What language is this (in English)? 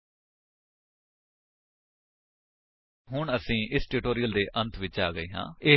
Punjabi